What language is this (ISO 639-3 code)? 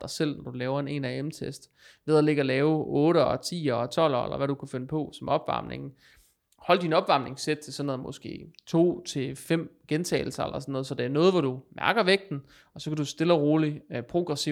dan